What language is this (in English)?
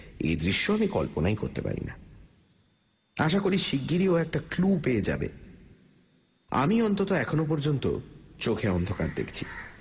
Bangla